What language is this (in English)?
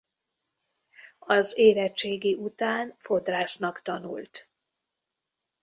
Hungarian